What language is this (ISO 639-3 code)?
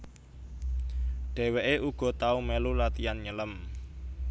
jav